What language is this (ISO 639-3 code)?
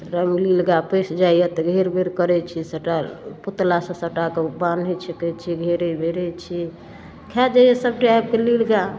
mai